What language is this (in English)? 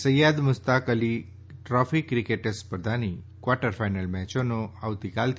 Gujarati